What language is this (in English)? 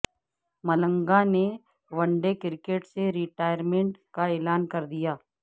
Urdu